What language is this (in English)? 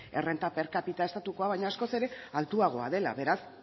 Basque